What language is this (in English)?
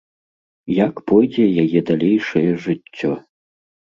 Belarusian